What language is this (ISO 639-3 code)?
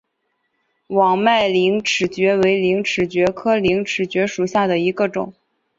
zho